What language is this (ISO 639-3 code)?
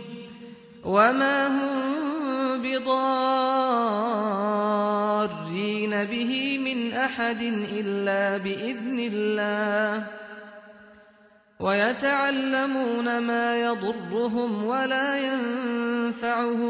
ara